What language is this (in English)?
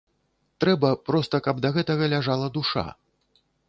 Belarusian